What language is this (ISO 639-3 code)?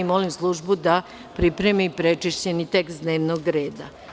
srp